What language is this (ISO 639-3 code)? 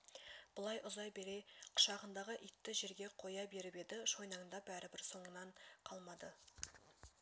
kaz